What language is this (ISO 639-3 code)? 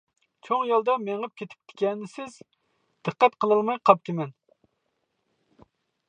uig